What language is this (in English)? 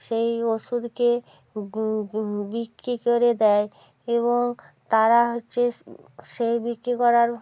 Bangla